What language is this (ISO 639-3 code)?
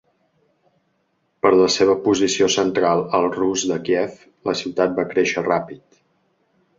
cat